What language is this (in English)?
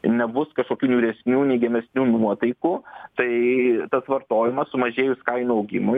Lithuanian